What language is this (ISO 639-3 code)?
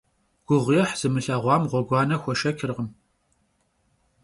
kbd